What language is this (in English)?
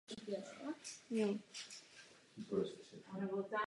Czech